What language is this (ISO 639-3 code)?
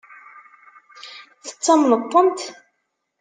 kab